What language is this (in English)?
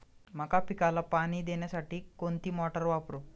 Marathi